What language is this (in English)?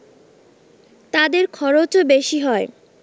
Bangla